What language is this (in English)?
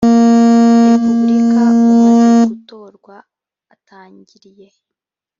Kinyarwanda